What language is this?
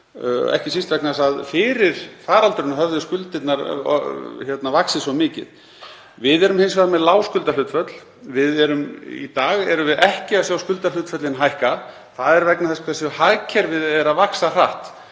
Icelandic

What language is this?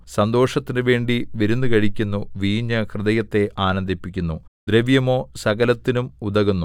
Malayalam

